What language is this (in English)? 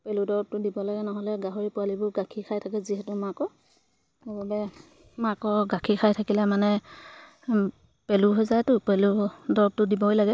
Assamese